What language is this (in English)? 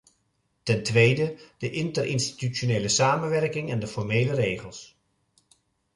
Dutch